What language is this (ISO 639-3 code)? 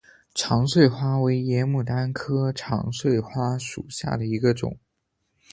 zho